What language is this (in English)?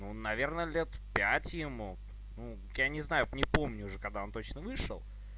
Russian